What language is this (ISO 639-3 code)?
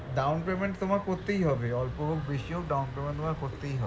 ben